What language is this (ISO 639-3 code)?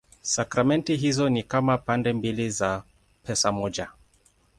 swa